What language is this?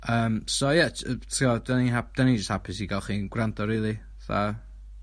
Welsh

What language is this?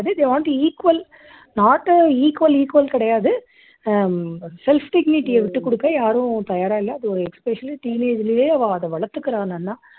Tamil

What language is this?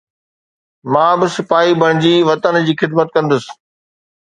Sindhi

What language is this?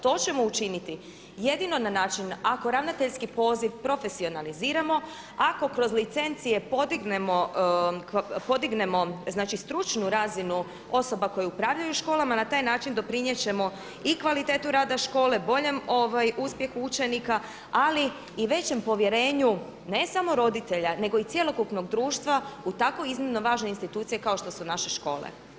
Croatian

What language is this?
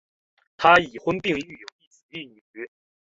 Chinese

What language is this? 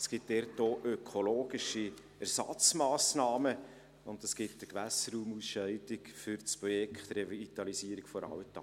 Swiss German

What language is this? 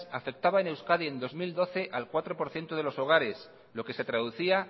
Spanish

